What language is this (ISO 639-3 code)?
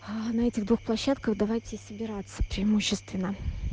rus